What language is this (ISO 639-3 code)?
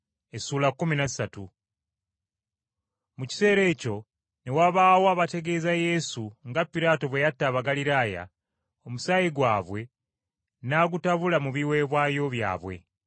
lug